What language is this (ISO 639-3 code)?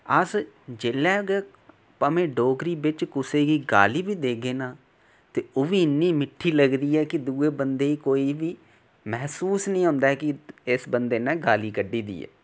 doi